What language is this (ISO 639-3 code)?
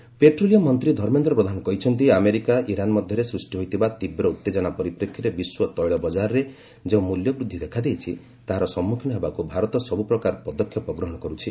ori